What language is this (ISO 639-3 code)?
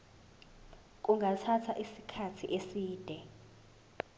zul